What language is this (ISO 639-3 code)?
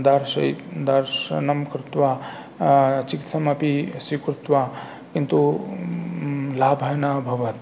san